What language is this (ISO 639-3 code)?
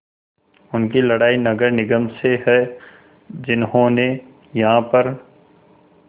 hin